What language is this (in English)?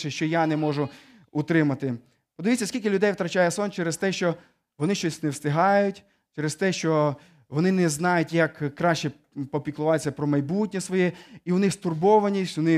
Ukrainian